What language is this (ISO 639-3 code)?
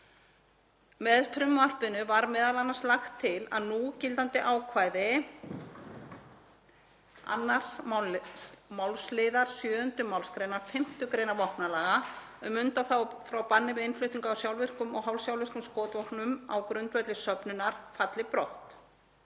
isl